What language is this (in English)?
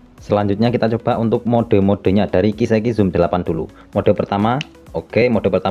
Indonesian